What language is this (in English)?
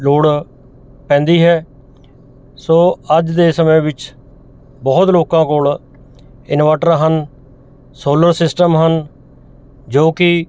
Punjabi